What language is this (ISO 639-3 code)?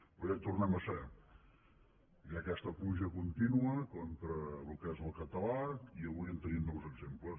cat